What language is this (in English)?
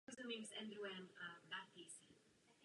Czech